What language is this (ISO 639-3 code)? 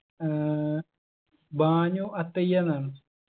mal